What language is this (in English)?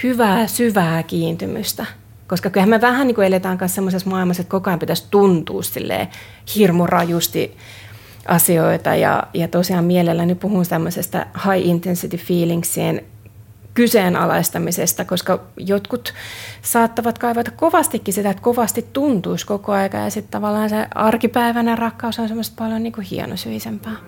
Finnish